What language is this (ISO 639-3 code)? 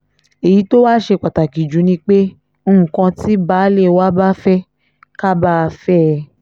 yor